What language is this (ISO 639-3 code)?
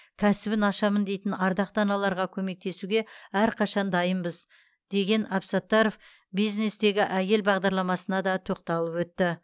kaz